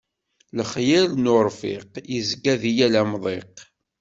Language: Kabyle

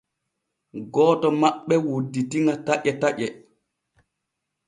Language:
Borgu Fulfulde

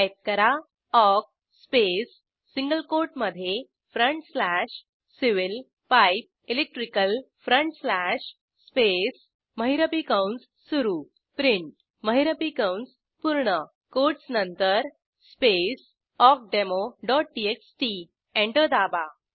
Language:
Marathi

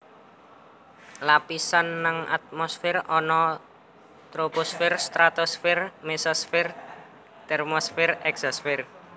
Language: Javanese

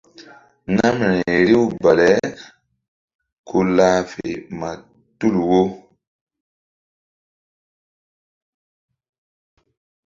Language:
Mbum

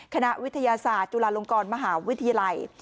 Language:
Thai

